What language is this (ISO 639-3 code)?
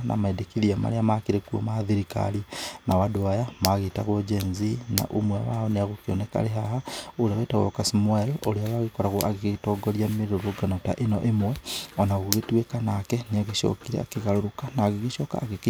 kik